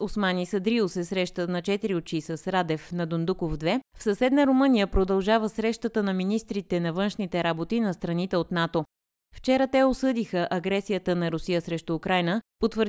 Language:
Bulgarian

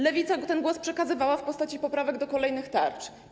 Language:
Polish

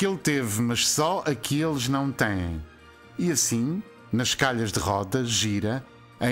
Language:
Portuguese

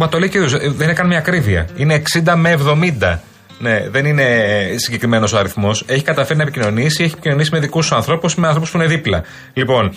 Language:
Greek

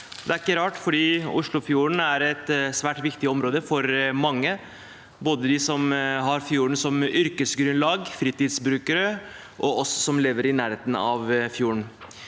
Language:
Norwegian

